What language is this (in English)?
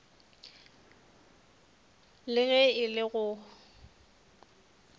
Northern Sotho